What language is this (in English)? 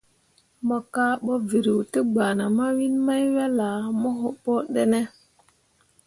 Mundang